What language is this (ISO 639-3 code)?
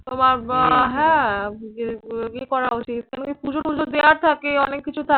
ben